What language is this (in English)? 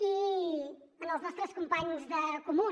Catalan